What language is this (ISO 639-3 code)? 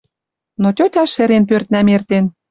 mrj